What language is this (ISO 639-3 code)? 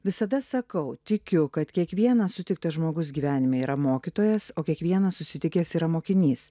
lit